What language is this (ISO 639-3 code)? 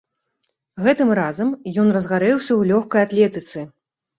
bel